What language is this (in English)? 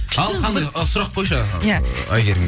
Kazakh